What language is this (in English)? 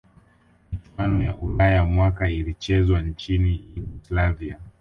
Swahili